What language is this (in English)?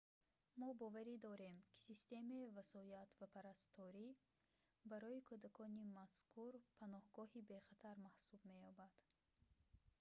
Tajik